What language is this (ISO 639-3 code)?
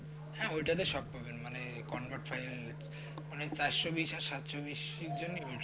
ben